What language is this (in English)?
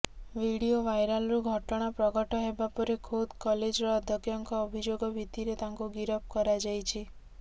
Odia